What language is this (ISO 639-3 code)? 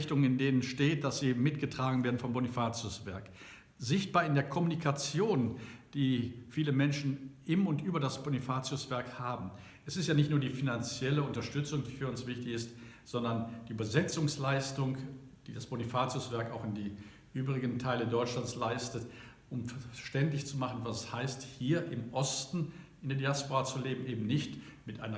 deu